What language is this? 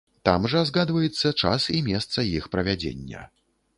Belarusian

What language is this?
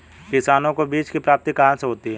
Hindi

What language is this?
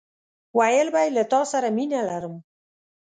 Pashto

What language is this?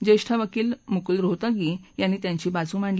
Marathi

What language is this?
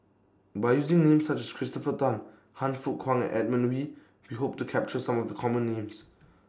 English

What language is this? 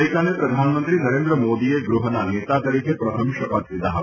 Gujarati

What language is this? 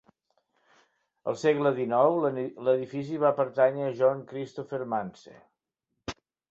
Catalan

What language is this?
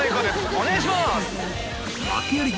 Japanese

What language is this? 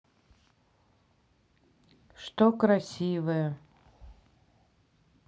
Russian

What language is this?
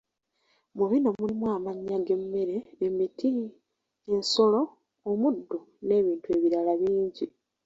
Ganda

